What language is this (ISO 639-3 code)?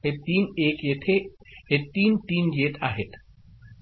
mar